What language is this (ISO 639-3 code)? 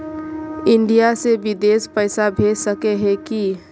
mag